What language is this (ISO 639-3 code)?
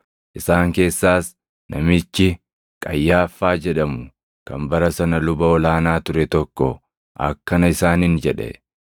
orm